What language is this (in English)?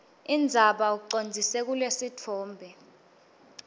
Swati